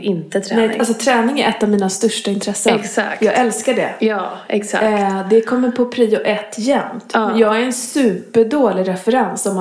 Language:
Swedish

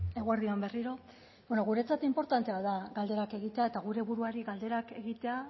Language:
Basque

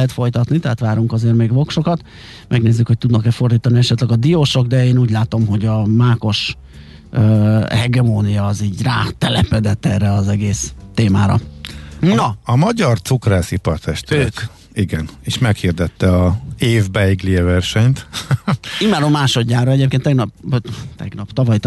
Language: Hungarian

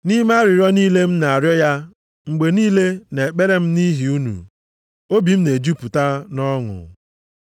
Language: Igbo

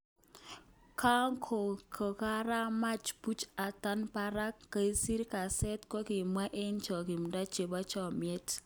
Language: Kalenjin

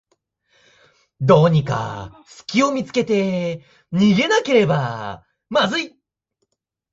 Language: Japanese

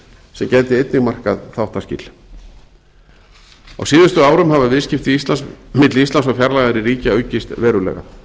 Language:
Icelandic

